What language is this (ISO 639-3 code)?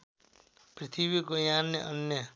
nep